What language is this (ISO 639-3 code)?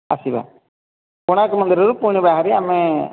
ori